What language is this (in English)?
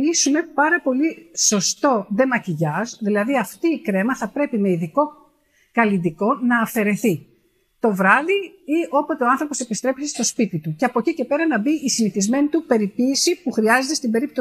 Greek